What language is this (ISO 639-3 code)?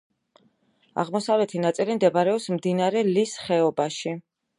kat